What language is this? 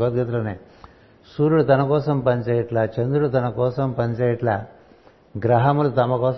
Telugu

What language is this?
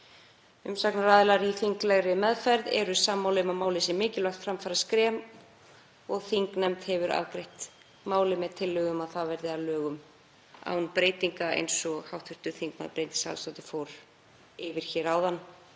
Icelandic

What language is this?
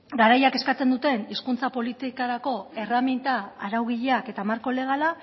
Basque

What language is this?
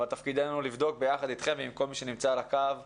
Hebrew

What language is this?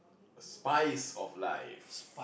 English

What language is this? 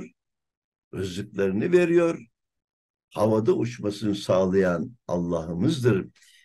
Turkish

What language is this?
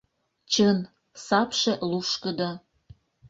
Mari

